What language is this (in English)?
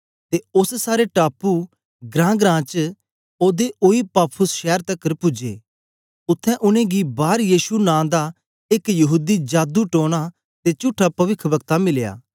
Dogri